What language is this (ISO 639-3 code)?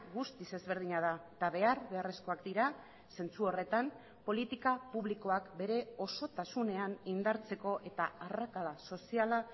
eus